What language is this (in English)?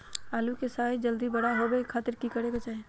Magahi